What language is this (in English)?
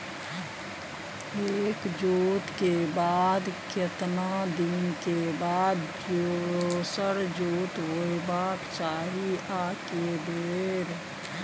Maithili